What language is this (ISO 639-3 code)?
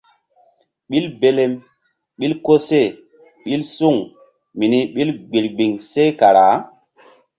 mdd